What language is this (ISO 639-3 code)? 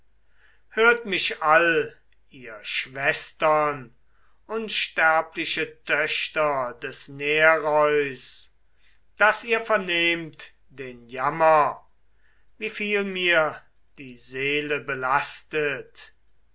deu